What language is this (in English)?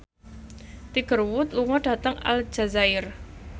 Javanese